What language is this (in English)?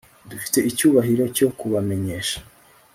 Kinyarwanda